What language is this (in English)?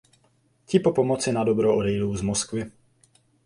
Czech